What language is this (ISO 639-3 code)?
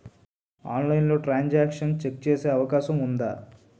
tel